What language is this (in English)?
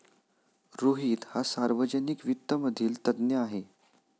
Marathi